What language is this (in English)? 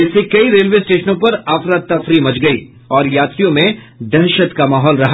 Hindi